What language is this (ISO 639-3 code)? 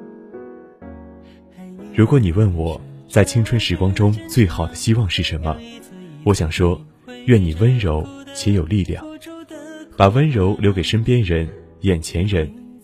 zho